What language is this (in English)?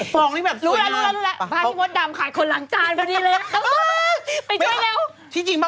Thai